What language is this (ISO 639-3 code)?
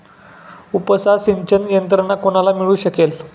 mar